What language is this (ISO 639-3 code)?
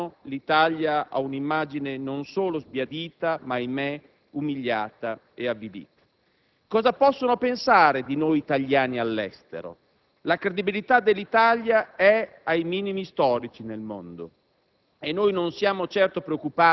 ita